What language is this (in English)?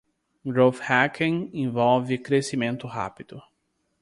Portuguese